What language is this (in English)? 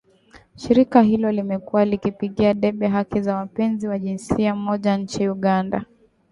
Swahili